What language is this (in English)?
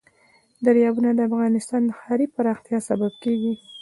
Pashto